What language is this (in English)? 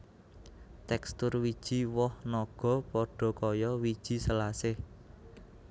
Javanese